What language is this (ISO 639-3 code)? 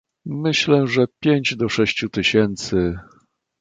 pol